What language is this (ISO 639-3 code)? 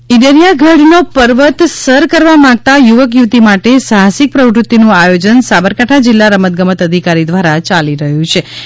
guj